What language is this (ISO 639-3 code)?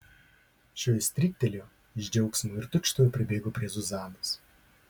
lit